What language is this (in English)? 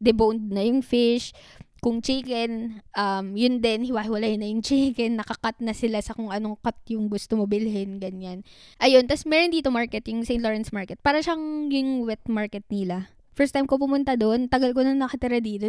Filipino